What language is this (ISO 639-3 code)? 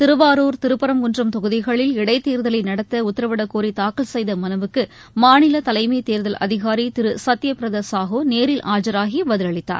tam